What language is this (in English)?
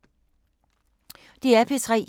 Danish